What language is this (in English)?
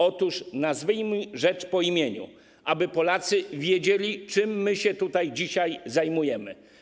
Polish